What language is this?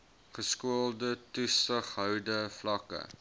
Afrikaans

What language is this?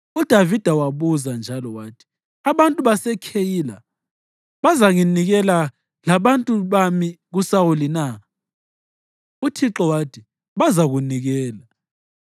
North Ndebele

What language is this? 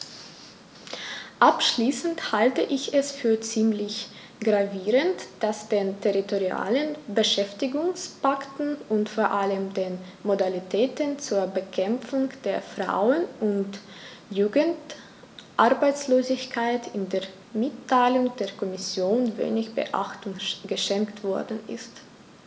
German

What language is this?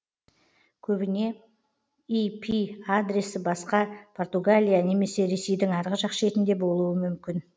Kazakh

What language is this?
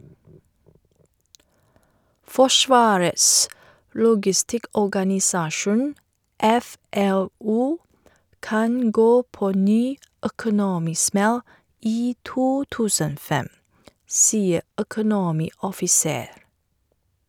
Norwegian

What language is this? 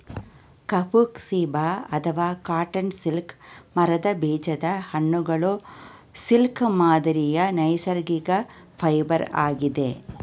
Kannada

